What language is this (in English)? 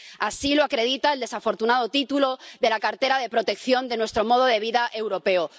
Spanish